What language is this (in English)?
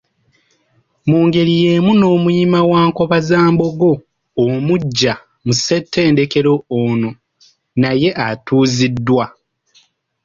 Ganda